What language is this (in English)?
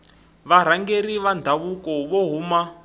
Tsonga